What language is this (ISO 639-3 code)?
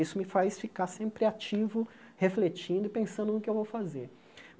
por